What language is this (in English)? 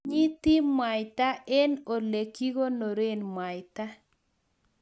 Kalenjin